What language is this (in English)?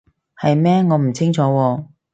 Cantonese